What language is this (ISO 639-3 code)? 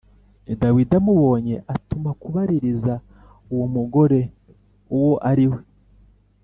kin